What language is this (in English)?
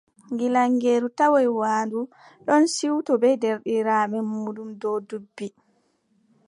Adamawa Fulfulde